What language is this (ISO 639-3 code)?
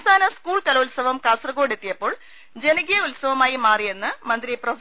mal